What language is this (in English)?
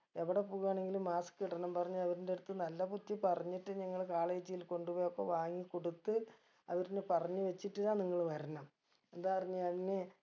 Malayalam